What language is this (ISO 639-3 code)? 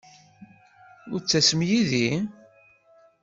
kab